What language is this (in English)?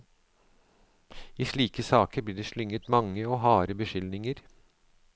Norwegian